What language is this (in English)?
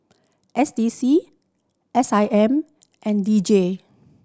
English